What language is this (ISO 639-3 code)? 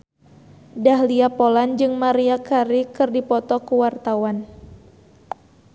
sun